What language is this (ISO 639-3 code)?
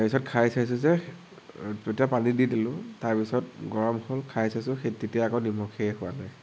asm